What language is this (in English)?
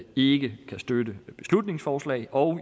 Danish